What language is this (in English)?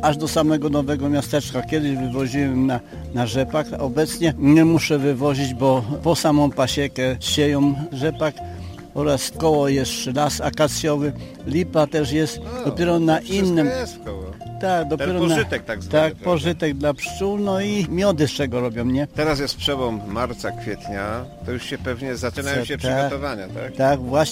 Polish